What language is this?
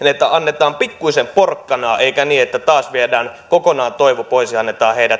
Finnish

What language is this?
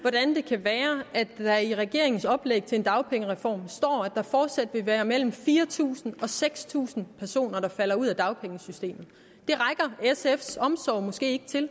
Danish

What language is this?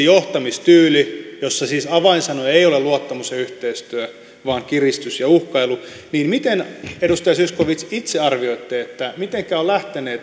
Finnish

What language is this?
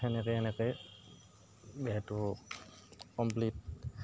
Assamese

